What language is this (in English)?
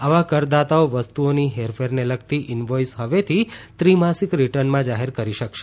Gujarati